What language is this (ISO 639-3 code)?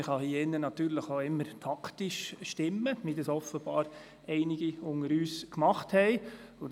gsw